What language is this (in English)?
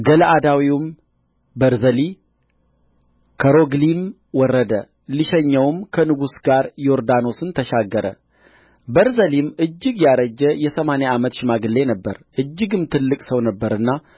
Amharic